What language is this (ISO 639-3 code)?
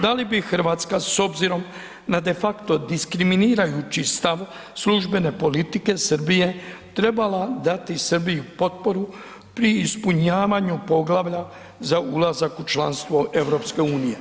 hrv